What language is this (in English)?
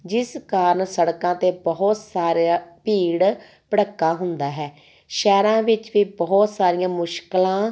Punjabi